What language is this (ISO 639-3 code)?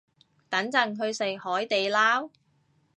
yue